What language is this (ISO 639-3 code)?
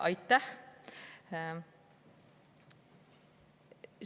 est